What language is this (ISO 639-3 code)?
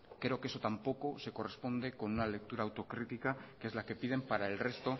spa